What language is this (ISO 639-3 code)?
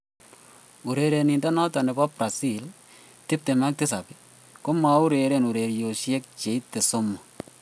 kln